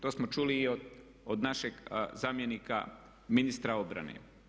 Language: Croatian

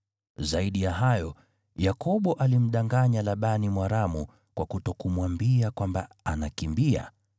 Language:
Swahili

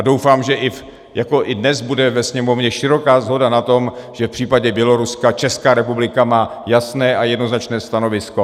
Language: Czech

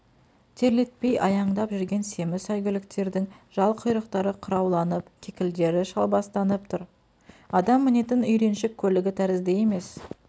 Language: Kazakh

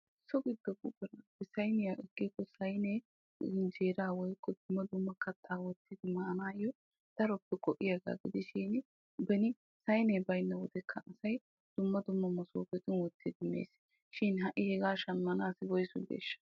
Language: Wolaytta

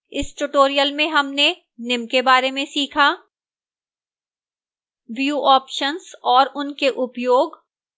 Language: Hindi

